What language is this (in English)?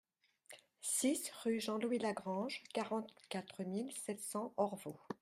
French